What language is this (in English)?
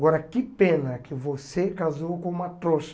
Portuguese